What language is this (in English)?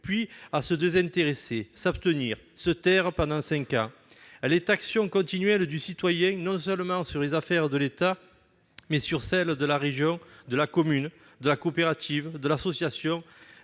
French